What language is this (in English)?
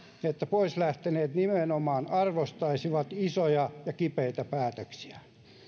Finnish